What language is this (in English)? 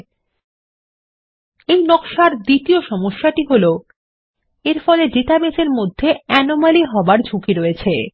Bangla